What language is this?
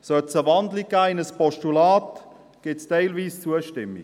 Swiss German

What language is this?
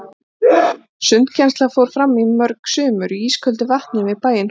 Icelandic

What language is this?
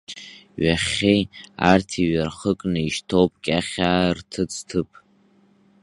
Abkhazian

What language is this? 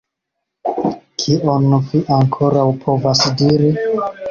Esperanto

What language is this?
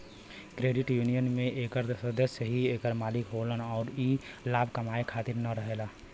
Bhojpuri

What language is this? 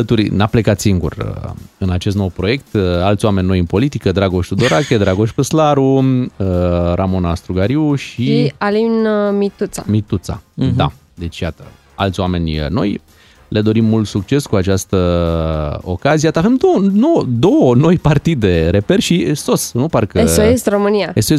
Romanian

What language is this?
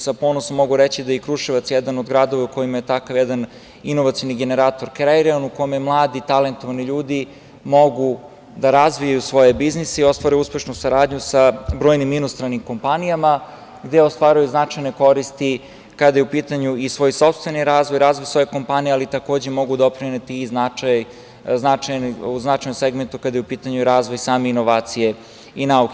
Serbian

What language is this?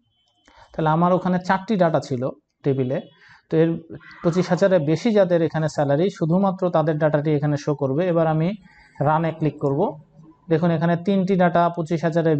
Hindi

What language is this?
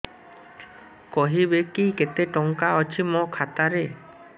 Odia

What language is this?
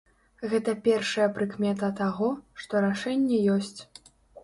Belarusian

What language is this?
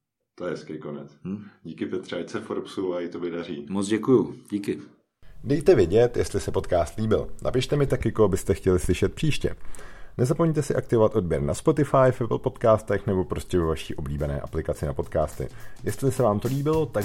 Czech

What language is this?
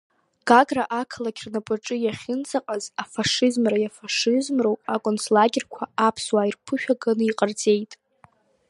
Abkhazian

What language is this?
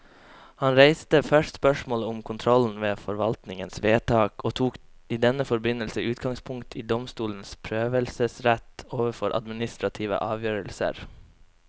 Norwegian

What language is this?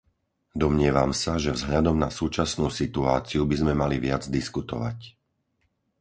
Slovak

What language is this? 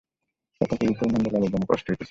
Bangla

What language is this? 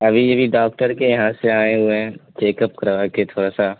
Urdu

